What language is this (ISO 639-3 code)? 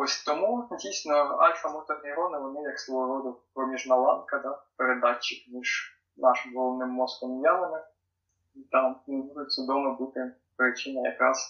ukr